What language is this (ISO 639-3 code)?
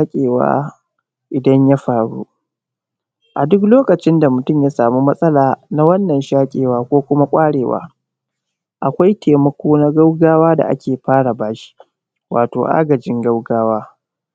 hau